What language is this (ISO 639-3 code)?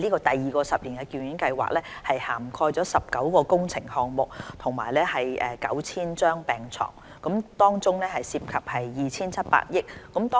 yue